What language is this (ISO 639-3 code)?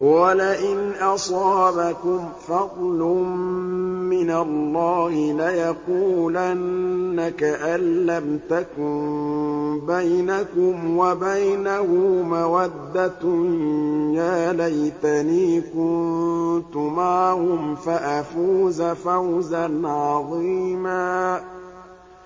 ara